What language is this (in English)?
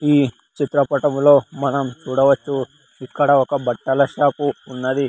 Telugu